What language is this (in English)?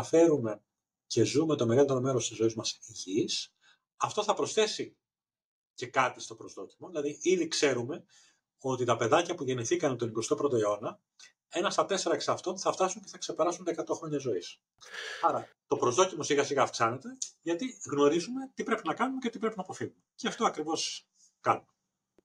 Greek